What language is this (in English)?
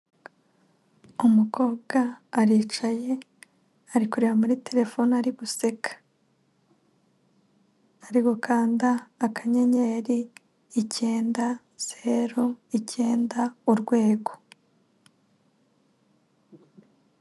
Kinyarwanda